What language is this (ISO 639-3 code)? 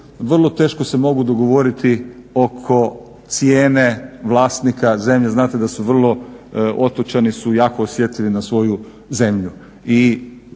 hrv